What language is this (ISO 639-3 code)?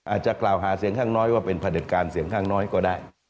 tha